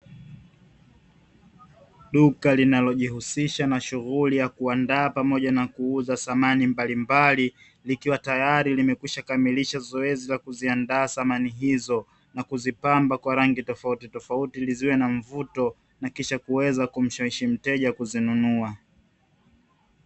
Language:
Swahili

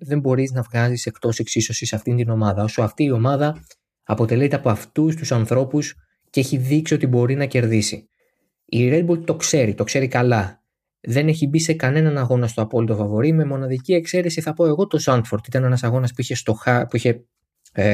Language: Greek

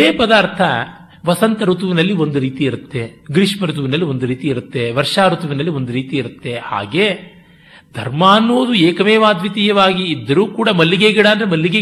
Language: Kannada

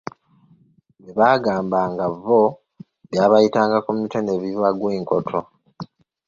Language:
Ganda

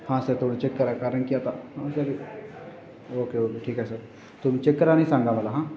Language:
Marathi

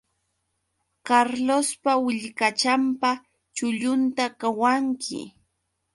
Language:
Yauyos Quechua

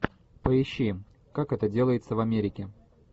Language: Russian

